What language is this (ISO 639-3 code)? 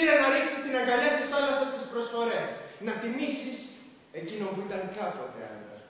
ell